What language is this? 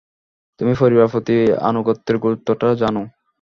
Bangla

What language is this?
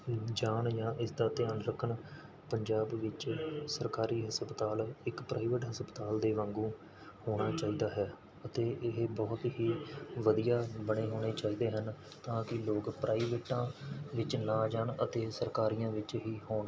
Punjabi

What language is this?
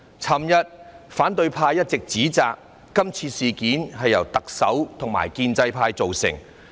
Cantonese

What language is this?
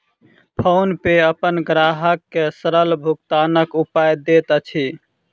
Maithili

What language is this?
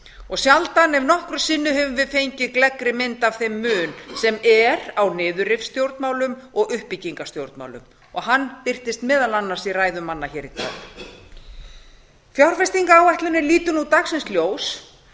Icelandic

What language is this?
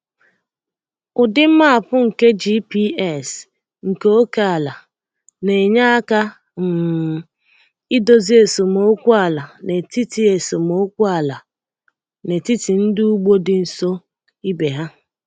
Igbo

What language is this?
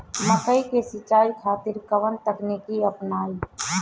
Bhojpuri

